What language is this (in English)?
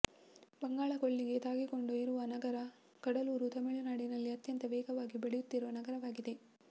Kannada